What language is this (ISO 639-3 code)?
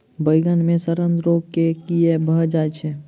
mai